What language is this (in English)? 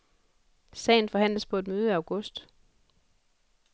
Danish